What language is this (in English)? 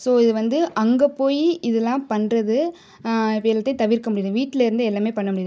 Tamil